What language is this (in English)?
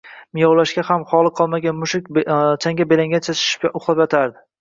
Uzbek